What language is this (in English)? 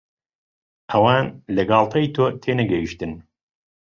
Central Kurdish